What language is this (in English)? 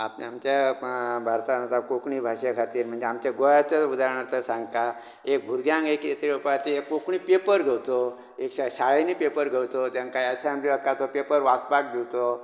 Konkani